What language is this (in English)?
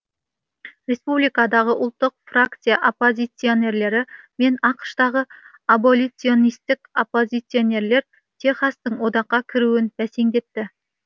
Kazakh